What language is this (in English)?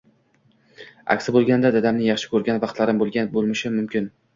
Uzbek